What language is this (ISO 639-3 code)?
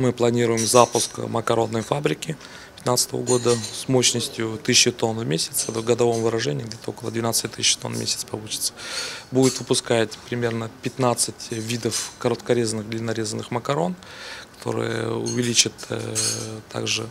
rus